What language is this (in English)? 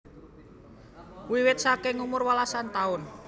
Javanese